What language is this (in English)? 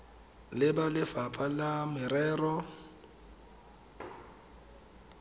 Tswana